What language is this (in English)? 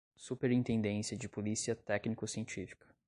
Portuguese